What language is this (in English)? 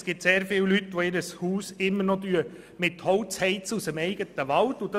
Swiss German